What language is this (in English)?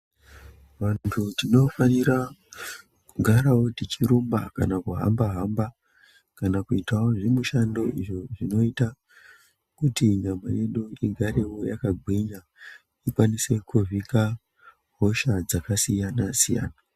Ndau